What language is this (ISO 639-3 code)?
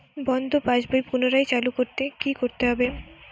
ben